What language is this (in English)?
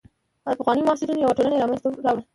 Pashto